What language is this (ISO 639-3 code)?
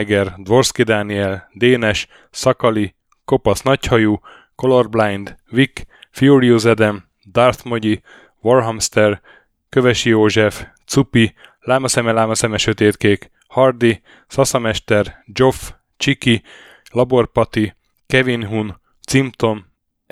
hun